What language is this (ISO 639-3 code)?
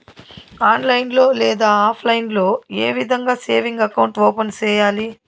tel